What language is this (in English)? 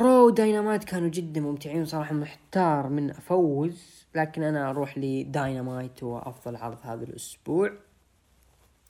Arabic